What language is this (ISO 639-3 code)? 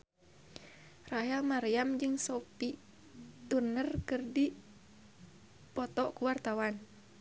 sun